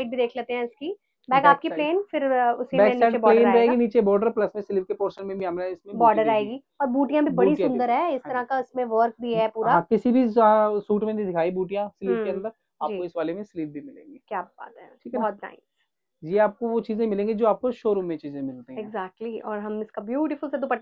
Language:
Hindi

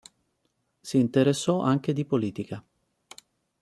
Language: Italian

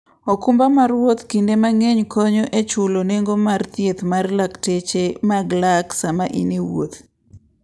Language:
Luo (Kenya and Tanzania)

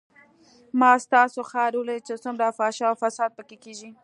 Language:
Pashto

